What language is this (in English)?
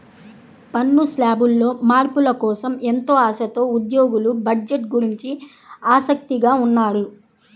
Telugu